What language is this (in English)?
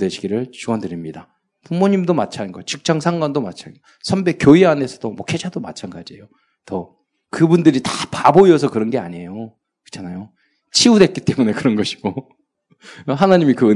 Korean